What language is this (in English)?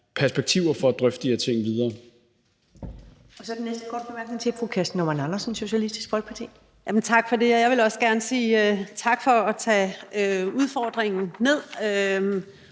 Danish